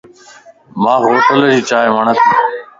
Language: Lasi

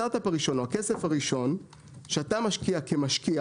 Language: Hebrew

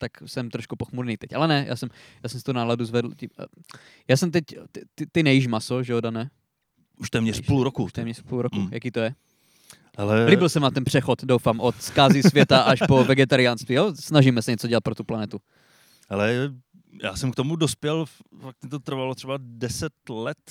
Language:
Czech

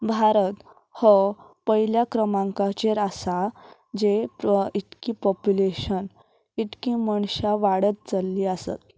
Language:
Konkani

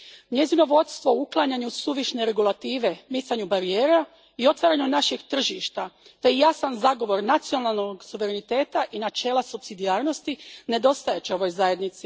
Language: Croatian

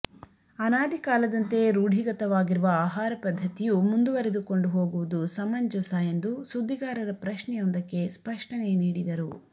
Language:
Kannada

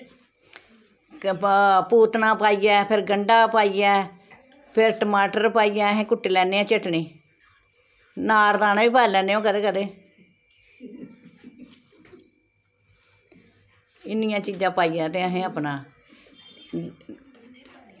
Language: Dogri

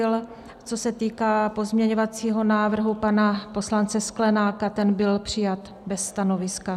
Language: Czech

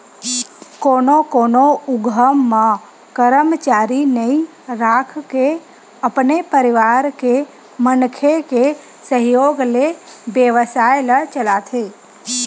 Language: Chhattisgarhi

